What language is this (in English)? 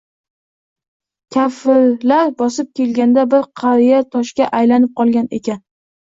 Uzbek